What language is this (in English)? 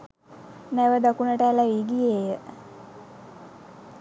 Sinhala